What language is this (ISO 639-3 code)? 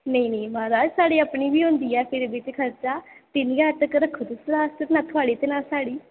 doi